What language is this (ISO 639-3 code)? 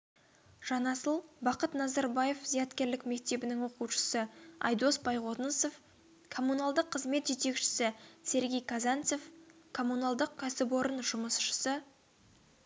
kaz